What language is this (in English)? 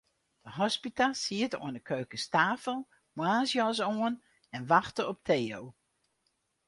Western Frisian